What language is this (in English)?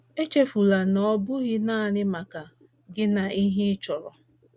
Igbo